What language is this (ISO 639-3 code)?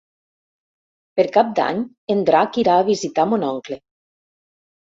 cat